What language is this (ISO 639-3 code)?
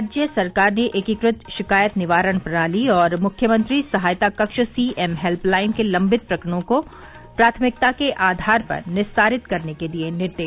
hin